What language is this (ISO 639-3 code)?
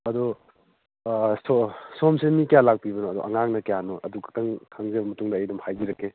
mni